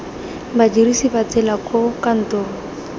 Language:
Tswana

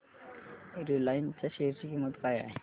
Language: Marathi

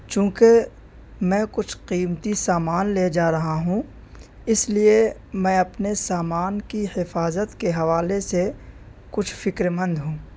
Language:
Urdu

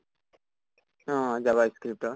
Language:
Assamese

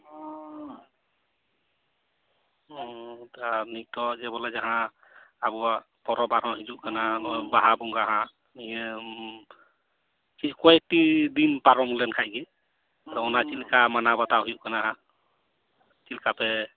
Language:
Santali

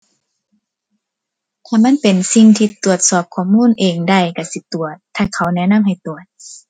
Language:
Thai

